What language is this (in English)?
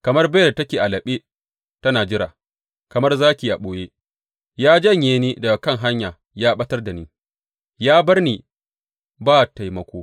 Hausa